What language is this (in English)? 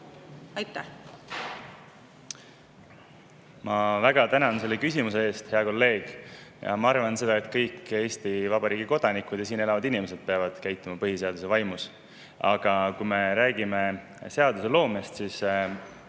Estonian